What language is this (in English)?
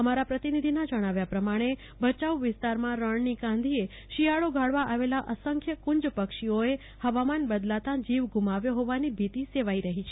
Gujarati